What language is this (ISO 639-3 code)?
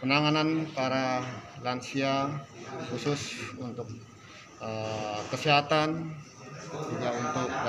ind